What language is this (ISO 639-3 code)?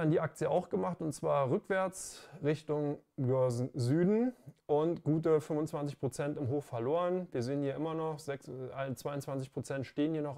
deu